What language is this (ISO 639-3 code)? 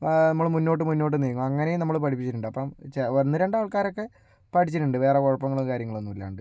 mal